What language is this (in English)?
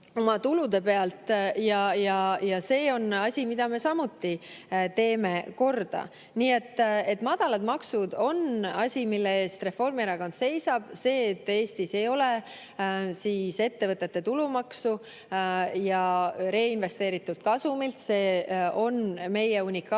Estonian